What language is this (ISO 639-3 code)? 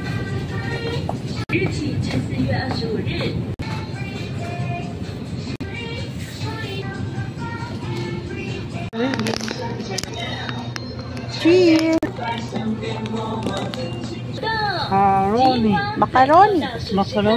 fil